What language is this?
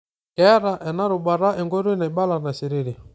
Masai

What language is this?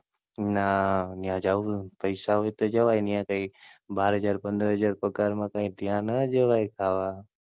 Gujarati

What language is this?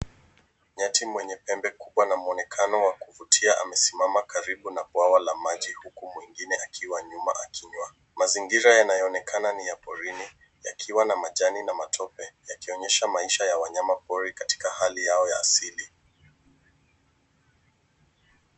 Swahili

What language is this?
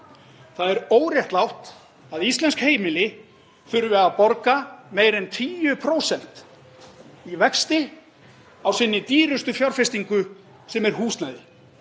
Icelandic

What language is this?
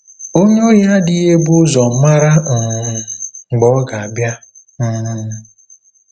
Igbo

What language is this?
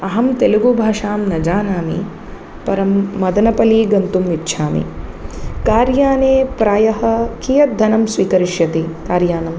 Sanskrit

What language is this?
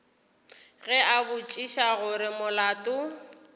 Northern Sotho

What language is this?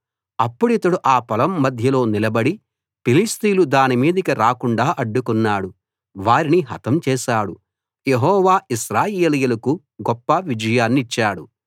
Telugu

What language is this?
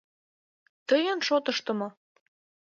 Mari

